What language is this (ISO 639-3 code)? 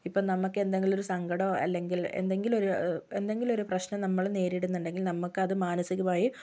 mal